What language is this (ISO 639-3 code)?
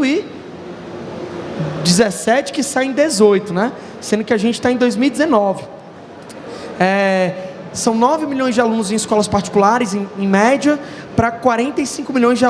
por